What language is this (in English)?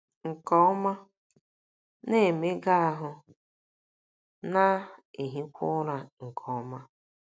Igbo